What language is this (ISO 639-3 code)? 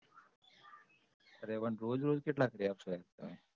guj